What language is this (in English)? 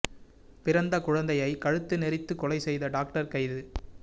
Tamil